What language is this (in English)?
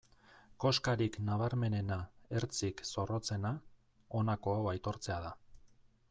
Basque